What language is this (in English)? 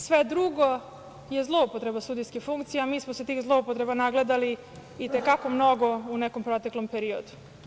Serbian